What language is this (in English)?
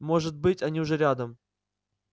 Russian